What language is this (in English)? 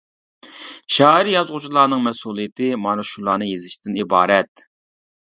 Uyghur